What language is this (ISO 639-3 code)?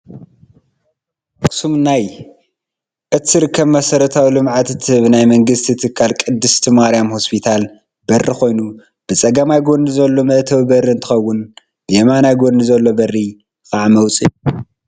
tir